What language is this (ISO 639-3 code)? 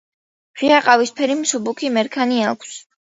kat